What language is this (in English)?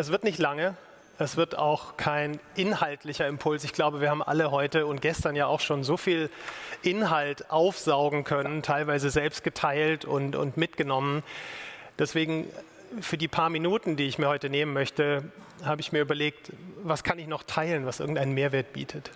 German